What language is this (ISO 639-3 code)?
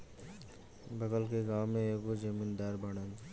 bho